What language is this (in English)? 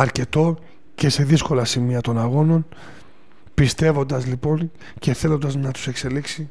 Greek